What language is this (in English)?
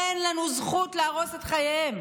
Hebrew